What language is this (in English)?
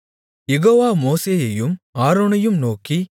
Tamil